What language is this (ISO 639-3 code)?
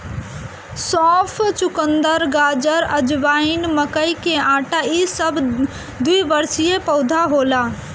bho